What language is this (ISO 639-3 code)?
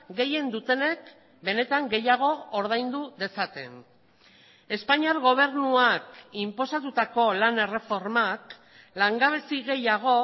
eus